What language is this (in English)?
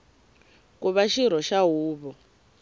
Tsonga